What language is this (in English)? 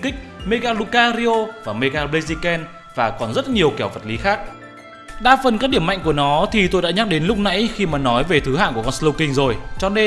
Vietnamese